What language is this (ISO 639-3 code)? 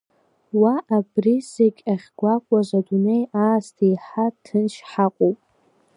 abk